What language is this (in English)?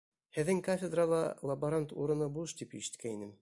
Bashkir